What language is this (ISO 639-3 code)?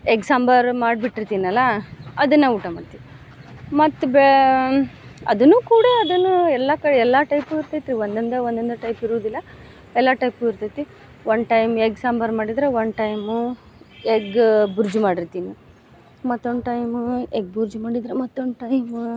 kan